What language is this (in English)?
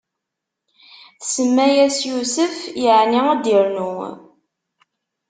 Kabyle